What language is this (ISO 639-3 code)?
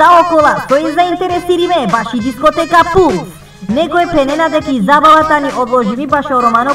ron